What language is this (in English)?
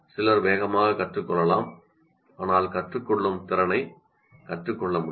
Tamil